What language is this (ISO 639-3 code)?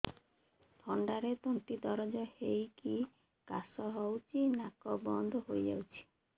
ori